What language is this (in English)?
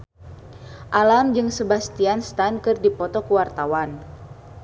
Sundanese